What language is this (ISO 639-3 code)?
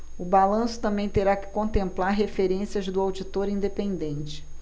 por